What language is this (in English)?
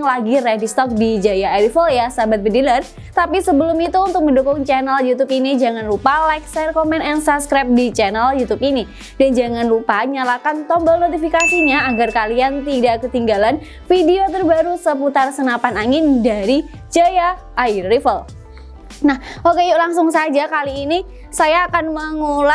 Indonesian